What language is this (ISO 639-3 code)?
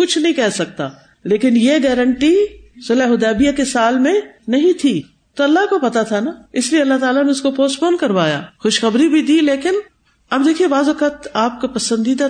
urd